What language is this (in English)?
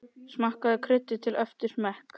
Icelandic